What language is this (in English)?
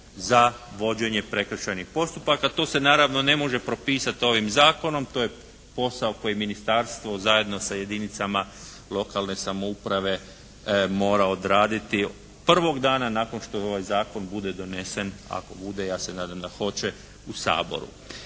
Croatian